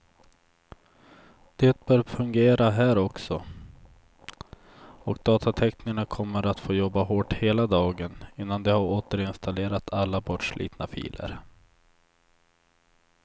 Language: Swedish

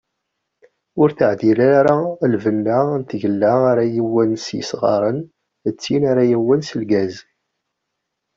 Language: Kabyle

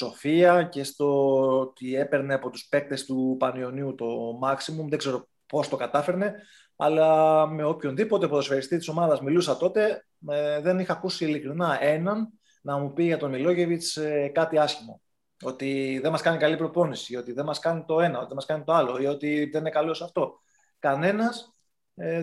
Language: Greek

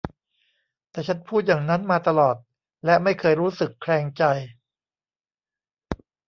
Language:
Thai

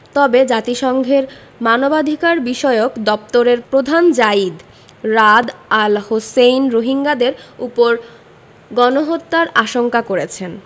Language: Bangla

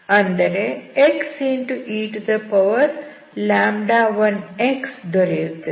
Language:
Kannada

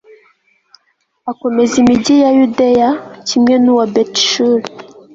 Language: Kinyarwanda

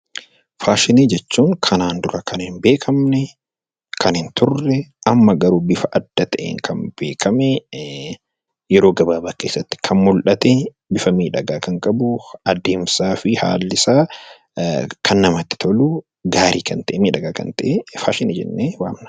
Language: Oromo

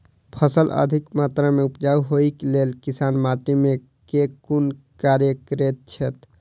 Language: Maithili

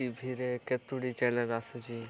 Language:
Odia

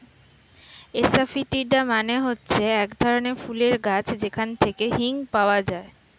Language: Bangla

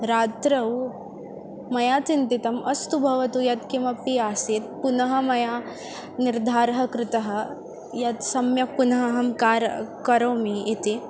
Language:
Sanskrit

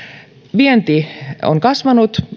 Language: Finnish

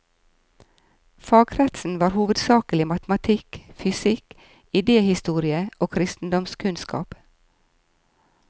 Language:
Norwegian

